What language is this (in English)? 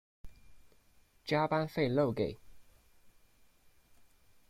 Chinese